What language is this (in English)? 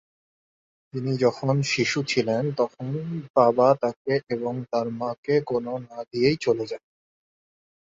Bangla